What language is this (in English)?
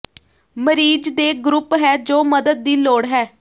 Punjabi